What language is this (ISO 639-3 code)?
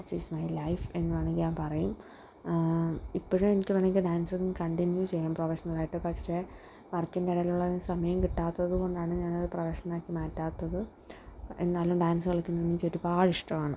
mal